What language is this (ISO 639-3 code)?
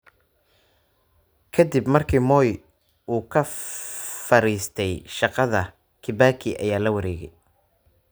som